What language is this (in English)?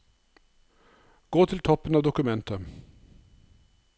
Norwegian